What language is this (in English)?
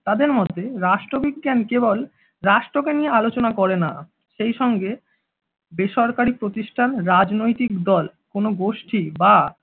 Bangla